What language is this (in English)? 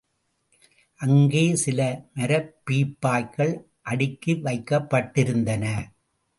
Tamil